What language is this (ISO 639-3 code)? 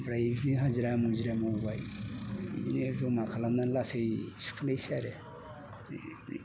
brx